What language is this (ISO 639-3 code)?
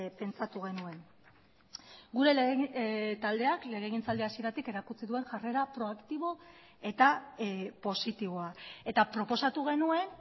eus